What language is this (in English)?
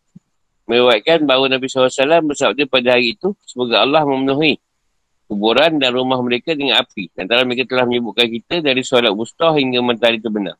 Malay